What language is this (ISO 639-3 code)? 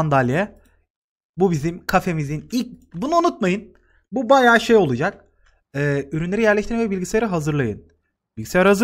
tur